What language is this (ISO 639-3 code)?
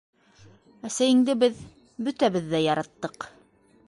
bak